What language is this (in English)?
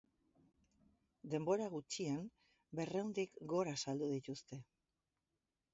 Basque